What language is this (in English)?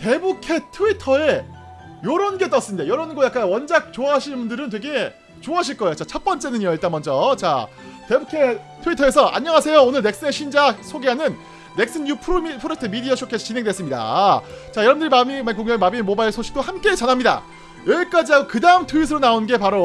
Korean